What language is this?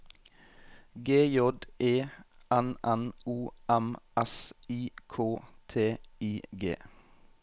Norwegian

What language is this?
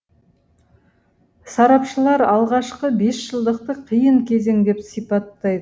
Kazakh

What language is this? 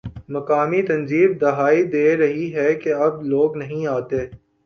Urdu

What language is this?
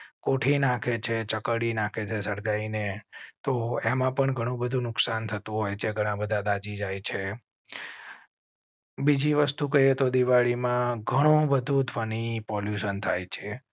Gujarati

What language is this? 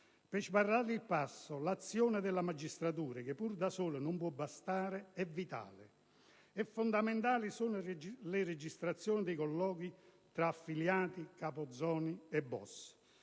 Italian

